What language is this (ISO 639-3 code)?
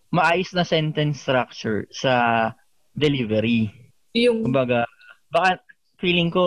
fil